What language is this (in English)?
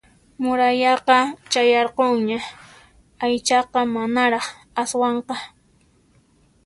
Puno Quechua